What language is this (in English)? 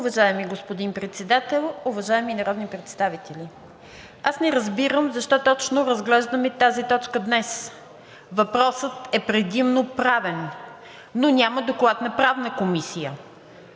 Bulgarian